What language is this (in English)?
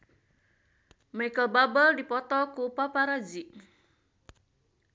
Sundanese